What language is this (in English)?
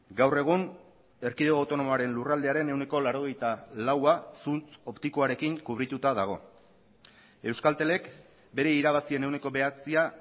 Basque